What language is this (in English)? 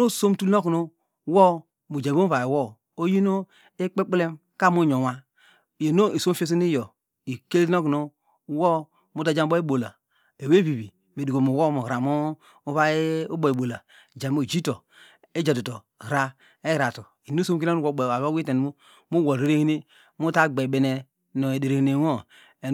Degema